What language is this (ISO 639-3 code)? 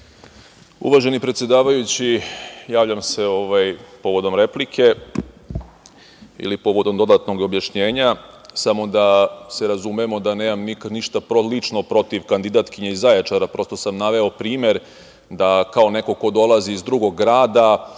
srp